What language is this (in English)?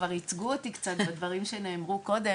Hebrew